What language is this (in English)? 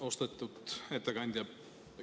Estonian